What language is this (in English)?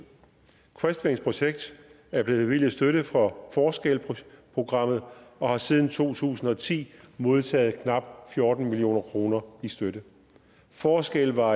Danish